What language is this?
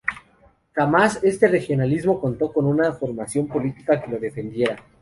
Spanish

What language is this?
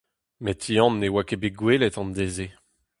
Breton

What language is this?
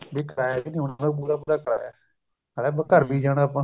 Punjabi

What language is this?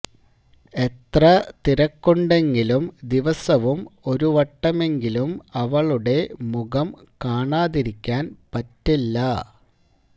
Malayalam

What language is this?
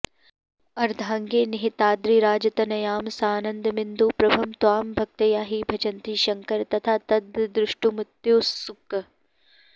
Sanskrit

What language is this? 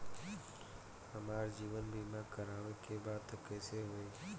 Bhojpuri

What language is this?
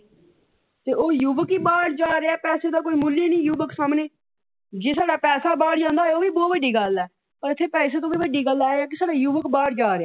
Punjabi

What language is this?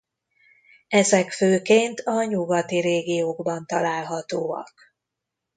Hungarian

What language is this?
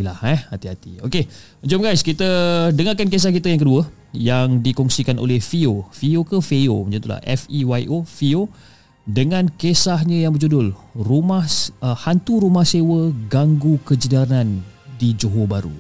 Malay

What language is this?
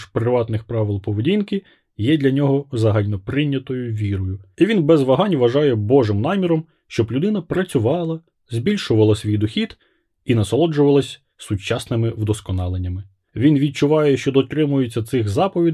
Ukrainian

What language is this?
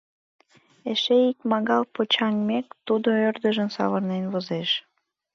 Mari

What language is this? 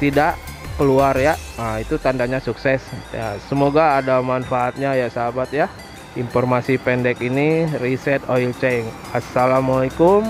Indonesian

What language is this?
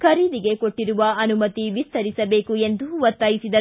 Kannada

